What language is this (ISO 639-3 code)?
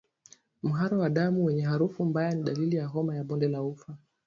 swa